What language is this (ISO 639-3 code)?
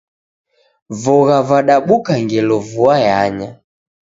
dav